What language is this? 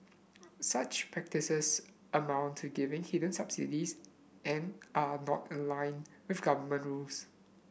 English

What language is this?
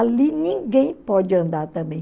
Portuguese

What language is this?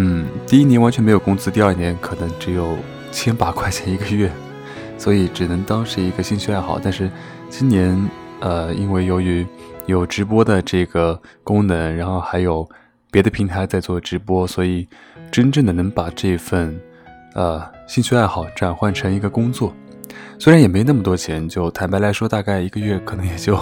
Chinese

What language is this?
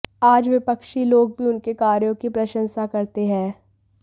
Hindi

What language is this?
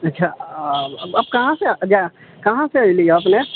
Maithili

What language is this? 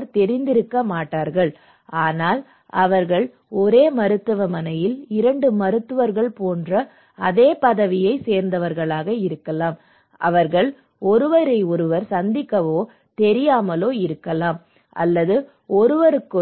Tamil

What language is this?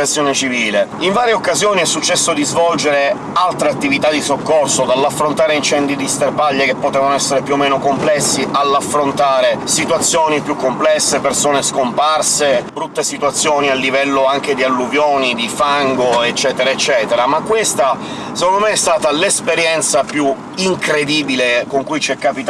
Italian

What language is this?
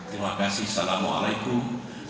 Indonesian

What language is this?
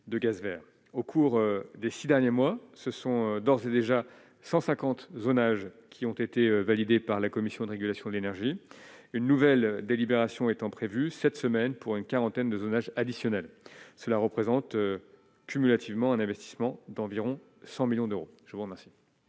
French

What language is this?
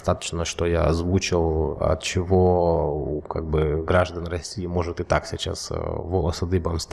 Russian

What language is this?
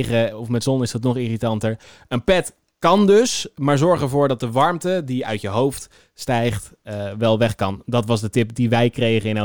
Dutch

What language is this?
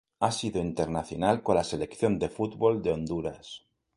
Spanish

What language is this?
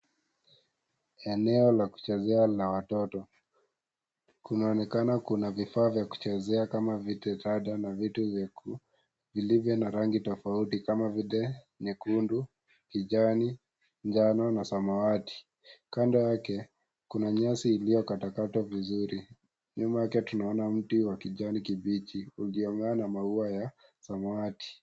Swahili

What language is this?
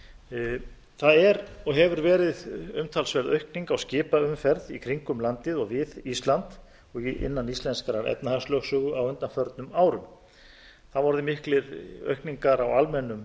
Icelandic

